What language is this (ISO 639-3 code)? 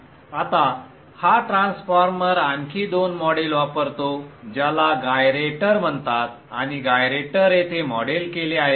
mar